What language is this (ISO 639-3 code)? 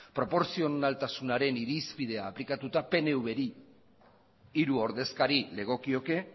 eus